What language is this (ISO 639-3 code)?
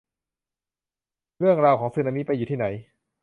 tha